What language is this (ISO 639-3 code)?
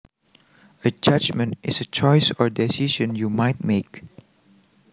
jav